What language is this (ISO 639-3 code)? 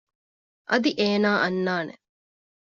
div